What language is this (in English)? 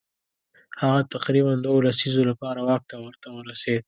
Pashto